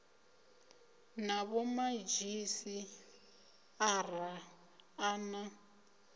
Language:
Venda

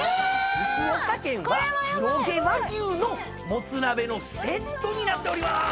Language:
Japanese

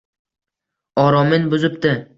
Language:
Uzbek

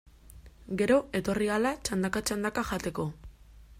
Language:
Basque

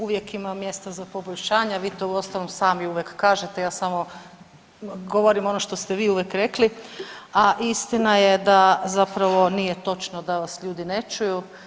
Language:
Croatian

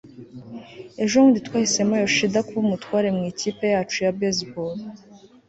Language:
Kinyarwanda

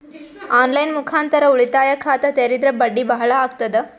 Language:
Kannada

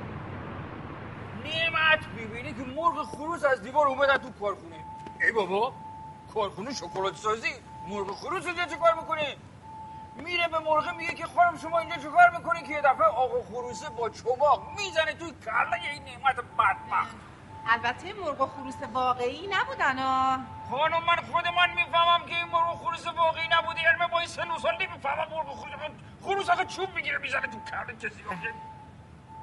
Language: Persian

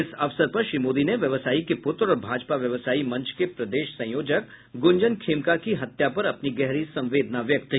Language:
Hindi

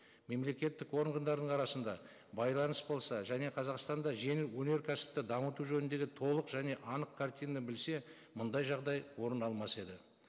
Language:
Kazakh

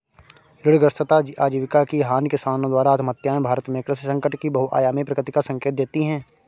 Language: Hindi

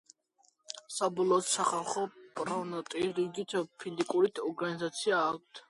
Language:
Georgian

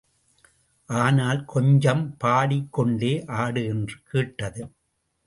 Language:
Tamil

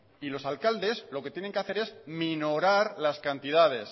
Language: Spanish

